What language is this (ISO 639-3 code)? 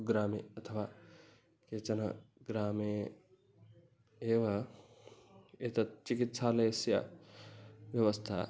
san